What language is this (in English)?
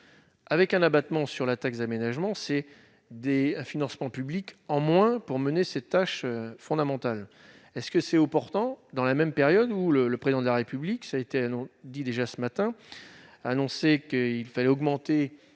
French